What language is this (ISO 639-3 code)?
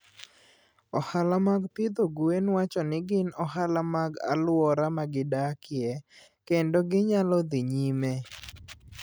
luo